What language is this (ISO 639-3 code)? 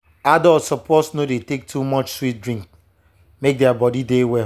pcm